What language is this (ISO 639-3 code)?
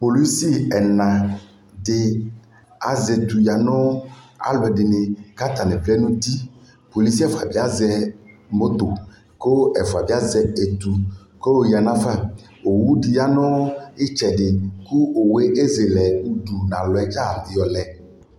kpo